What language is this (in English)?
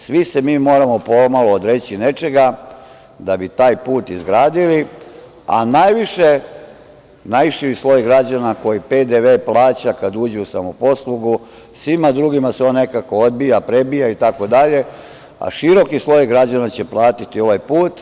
Serbian